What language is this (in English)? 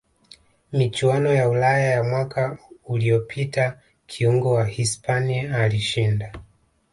Swahili